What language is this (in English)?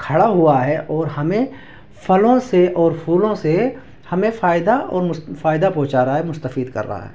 Urdu